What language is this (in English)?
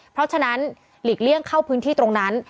Thai